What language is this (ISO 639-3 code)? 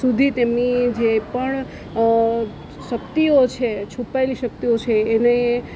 guj